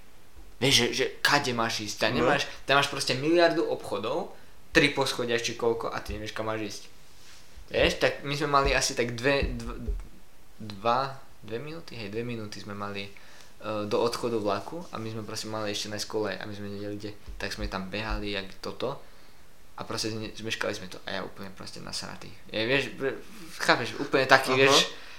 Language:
Slovak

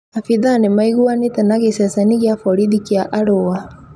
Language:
Kikuyu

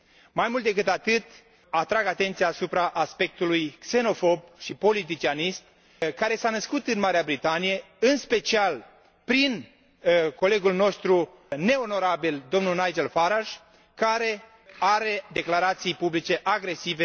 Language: Romanian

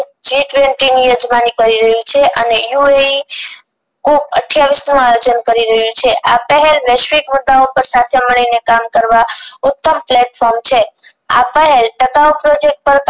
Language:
Gujarati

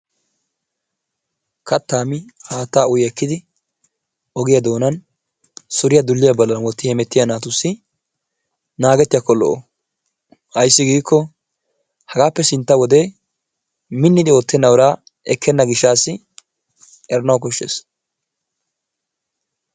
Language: Wolaytta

